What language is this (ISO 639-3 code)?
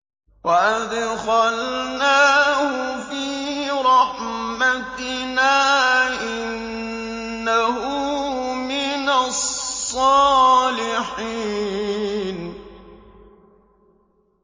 ara